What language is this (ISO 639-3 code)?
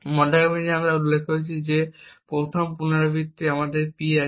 ben